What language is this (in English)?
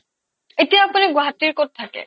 Assamese